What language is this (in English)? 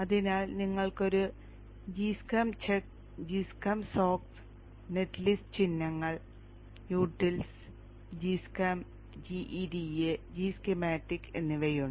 Malayalam